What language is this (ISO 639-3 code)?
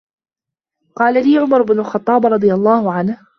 ara